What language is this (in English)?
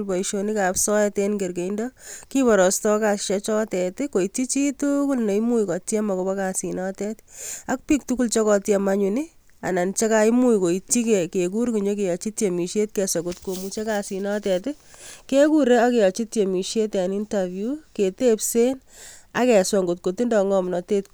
Kalenjin